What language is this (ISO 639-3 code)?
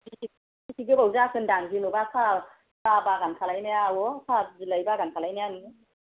brx